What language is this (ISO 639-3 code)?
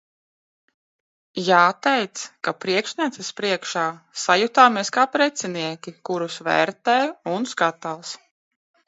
lav